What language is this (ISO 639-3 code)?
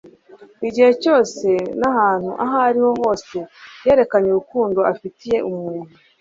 kin